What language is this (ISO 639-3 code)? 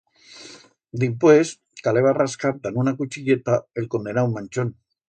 arg